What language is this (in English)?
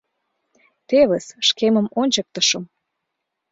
Mari